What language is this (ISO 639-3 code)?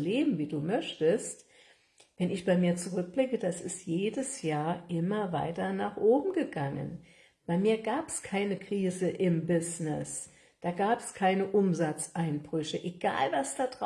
deu